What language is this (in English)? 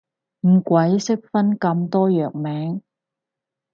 Cantonese